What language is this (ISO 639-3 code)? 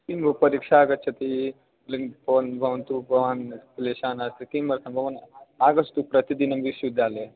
san